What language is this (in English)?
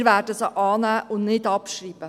Swiss German